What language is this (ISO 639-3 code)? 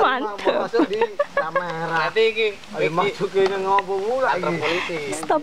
ind